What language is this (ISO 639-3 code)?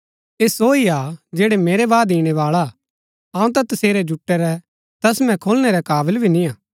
gbk